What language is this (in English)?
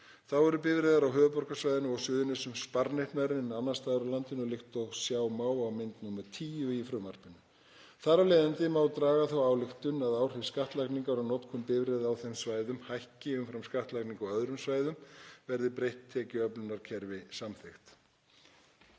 Icelandic